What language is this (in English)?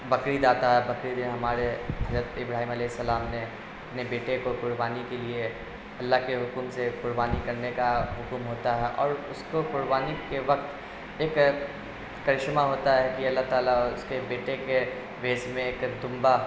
Urdu